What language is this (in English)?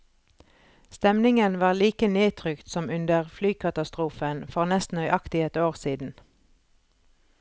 Norwegian